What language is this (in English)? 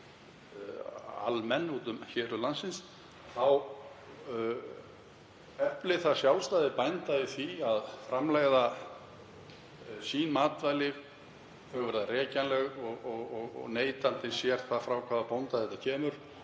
Icelandic